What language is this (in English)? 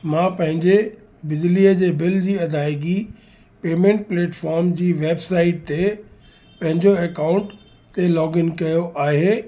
Sindhi